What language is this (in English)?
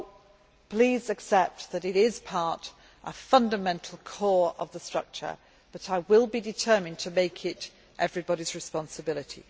English